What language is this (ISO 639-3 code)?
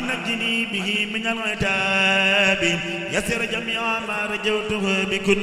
ara